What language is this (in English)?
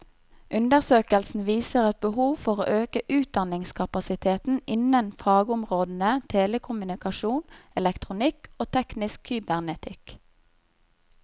Norwegian